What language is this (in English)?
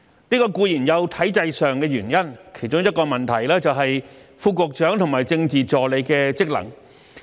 Cantonese